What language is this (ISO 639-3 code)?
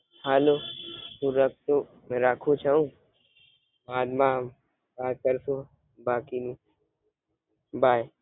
guj